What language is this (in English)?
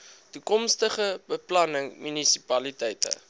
Afrikaans